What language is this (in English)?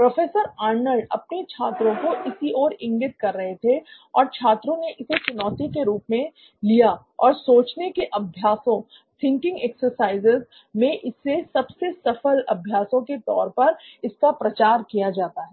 Hindi